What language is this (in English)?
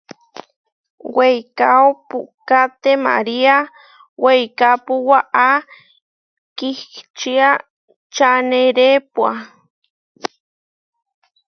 Huarijio